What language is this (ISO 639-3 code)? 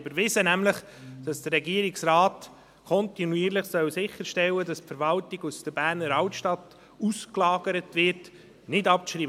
gsw